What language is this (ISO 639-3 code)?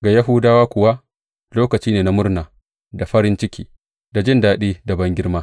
hau